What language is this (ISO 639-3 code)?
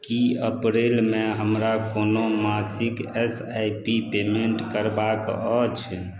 mai